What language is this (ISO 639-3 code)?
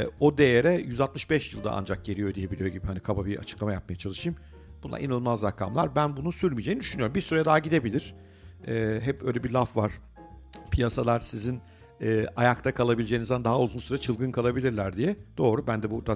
tur